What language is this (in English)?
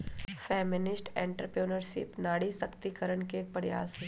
Magahi